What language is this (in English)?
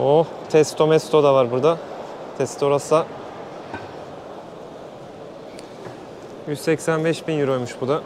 Turkish